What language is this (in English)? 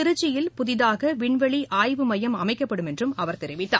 Tamil